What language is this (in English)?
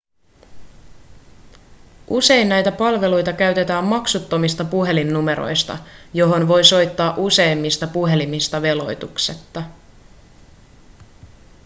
Finnish